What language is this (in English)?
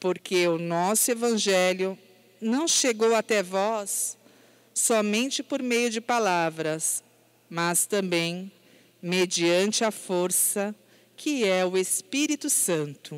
Portuguese